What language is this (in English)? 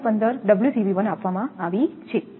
Gujarati